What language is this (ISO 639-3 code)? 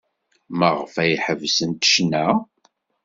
kab